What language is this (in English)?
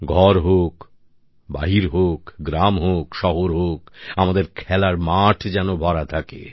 Bangla